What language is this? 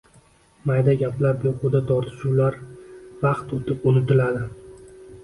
Uzbek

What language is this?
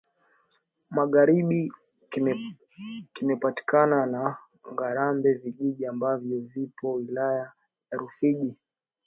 Swahili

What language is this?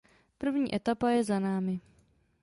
Czech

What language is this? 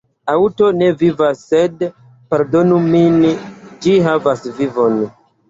Esperanto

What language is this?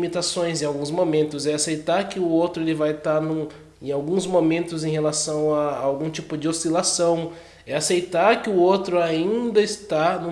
Portuguese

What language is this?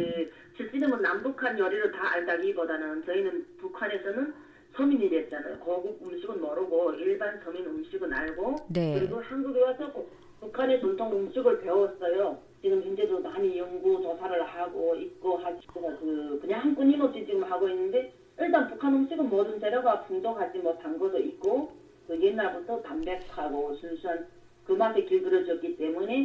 Korean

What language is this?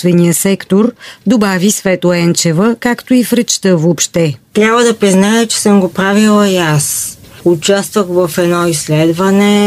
Bulgarian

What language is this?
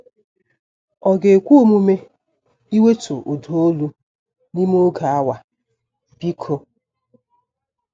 Igbo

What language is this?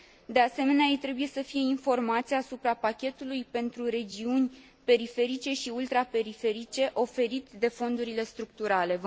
Romanian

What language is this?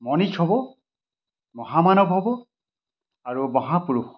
Assamese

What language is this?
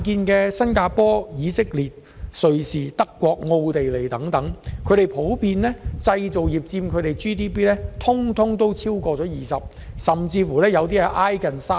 Cantonese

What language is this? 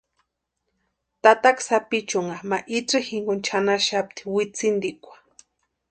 Western Highland Purepecha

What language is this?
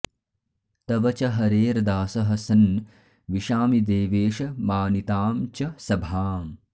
Sanskrit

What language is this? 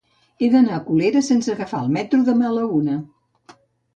Catalan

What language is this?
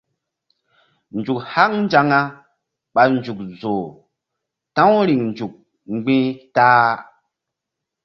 Mbum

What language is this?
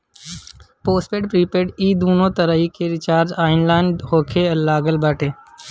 Bhojpuri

